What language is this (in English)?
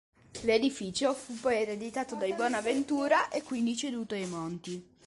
Italian